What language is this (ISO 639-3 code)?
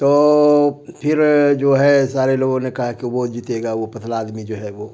urd